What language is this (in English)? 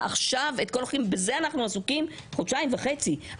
Hebrew